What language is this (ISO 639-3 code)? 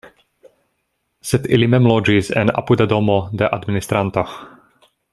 epo